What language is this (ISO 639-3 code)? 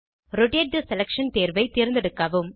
tam